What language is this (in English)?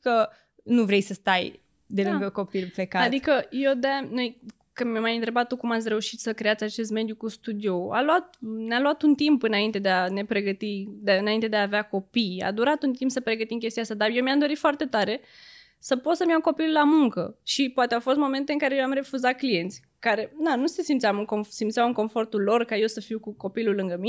Romanian